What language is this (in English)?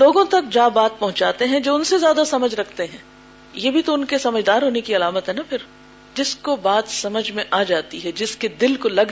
Urdu